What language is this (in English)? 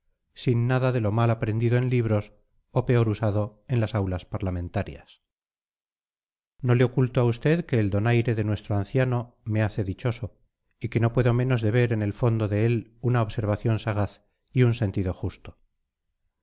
Spanish